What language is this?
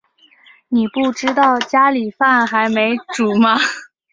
Chinese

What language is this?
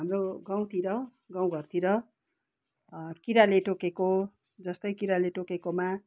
Nepali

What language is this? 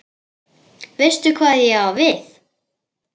Icelandic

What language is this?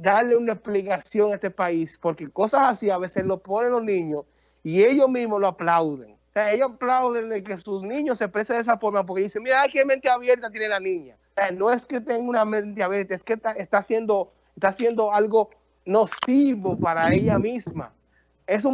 Spanish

